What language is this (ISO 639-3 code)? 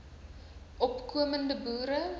afr